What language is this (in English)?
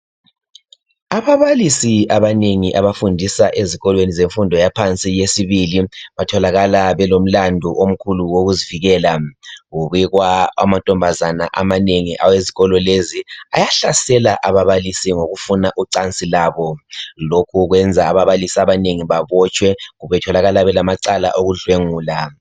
North Ndebele